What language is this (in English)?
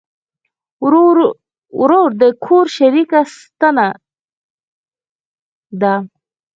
Pashto